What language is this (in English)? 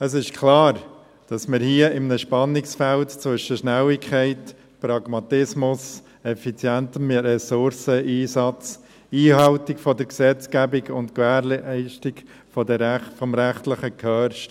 Swiss German